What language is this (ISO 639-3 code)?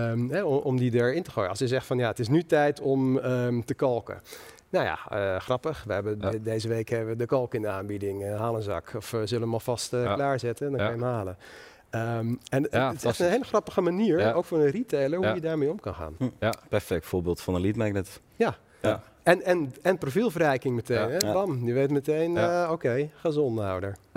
nld